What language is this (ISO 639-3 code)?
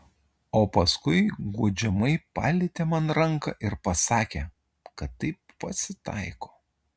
lit